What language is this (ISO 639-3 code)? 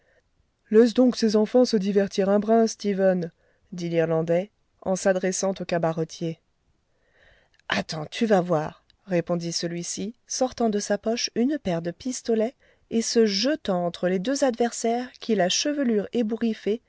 fra